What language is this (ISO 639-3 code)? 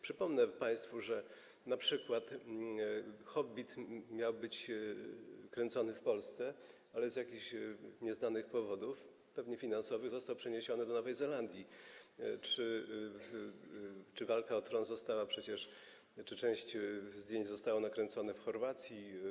pol